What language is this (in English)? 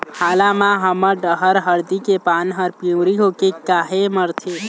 Chhattisgarhi